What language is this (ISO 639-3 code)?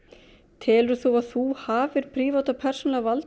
isl